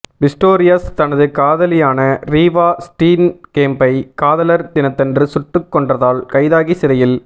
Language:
Tamil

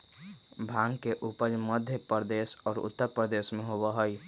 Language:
Magahi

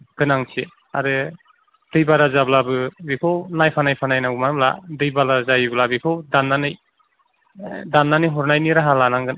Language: Bodo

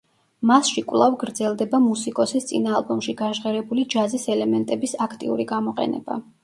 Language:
Georgian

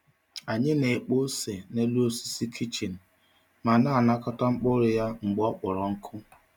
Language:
Igbo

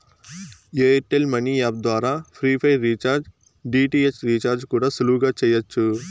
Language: Telugu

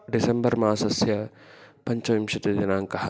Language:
Sanskrit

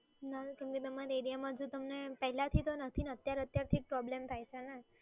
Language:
Gujarati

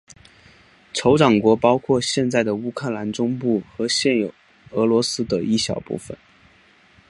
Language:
Chinese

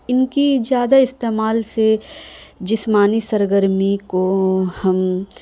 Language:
Urdu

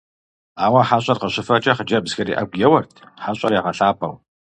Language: Kabardian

